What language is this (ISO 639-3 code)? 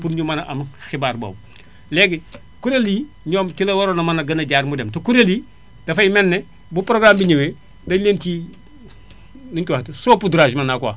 wol